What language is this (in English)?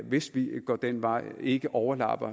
Danish